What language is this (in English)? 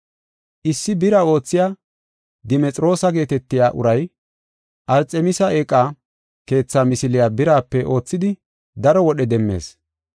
Gofa